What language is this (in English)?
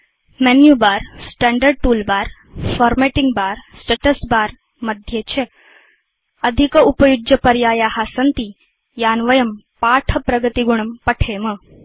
Sanskrit